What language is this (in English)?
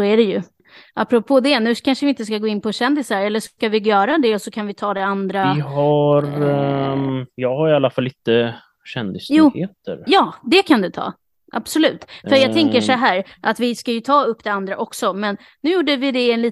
Swedish